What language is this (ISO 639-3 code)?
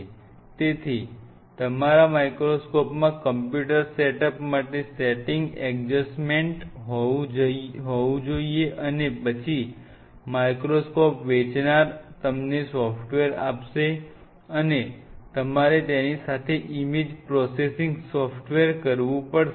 guj